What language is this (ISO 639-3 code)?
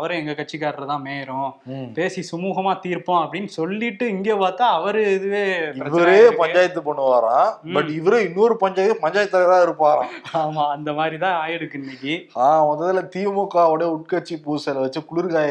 tam